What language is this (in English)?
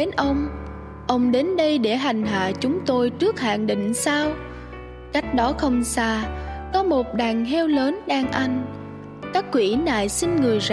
Vietnamese